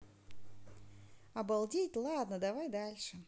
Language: Russian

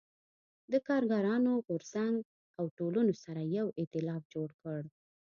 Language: Pashto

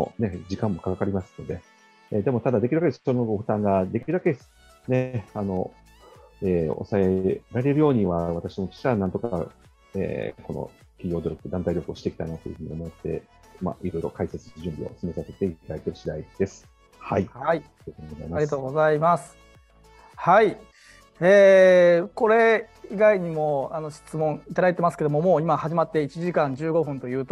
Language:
Japanese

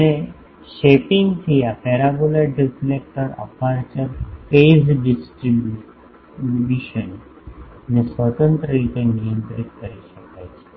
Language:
Gujarati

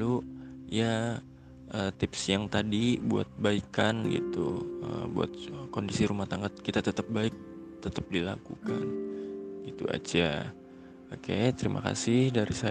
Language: Indonesian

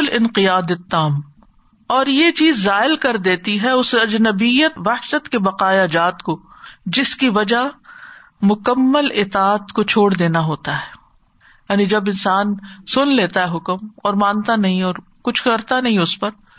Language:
Urdu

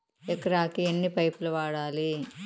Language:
Telugu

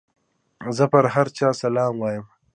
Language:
Pashto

